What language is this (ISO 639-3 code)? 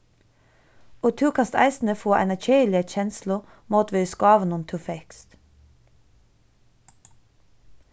fao